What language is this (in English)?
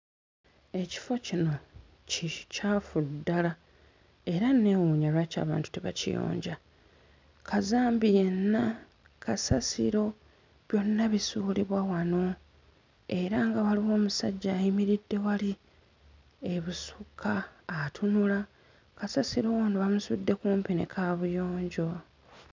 Ganda